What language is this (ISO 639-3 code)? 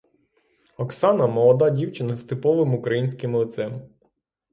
ukr